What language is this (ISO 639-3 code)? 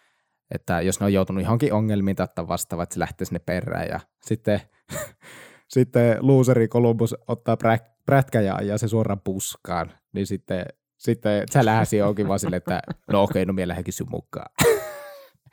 fin